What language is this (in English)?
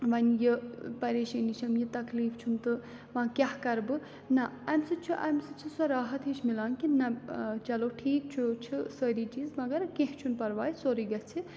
Kashmiri